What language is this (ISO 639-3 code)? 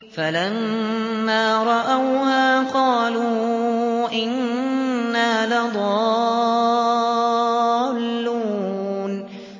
ara